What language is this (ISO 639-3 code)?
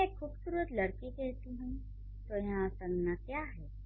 hin